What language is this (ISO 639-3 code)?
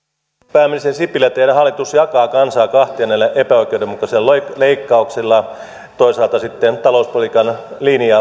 fin